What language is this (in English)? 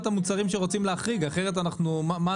Hebrew